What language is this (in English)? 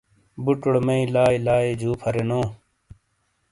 Shina